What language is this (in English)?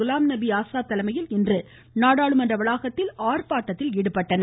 Tamil